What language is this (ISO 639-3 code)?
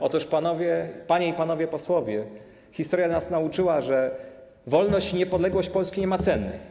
pol